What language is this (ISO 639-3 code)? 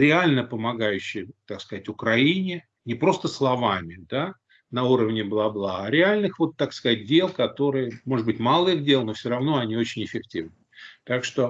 rus